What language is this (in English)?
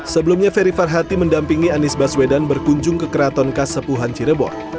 Indonesian